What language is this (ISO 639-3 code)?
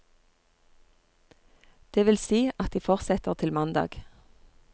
nor